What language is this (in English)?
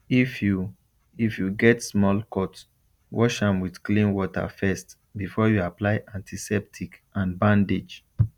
Nigerian Pidgin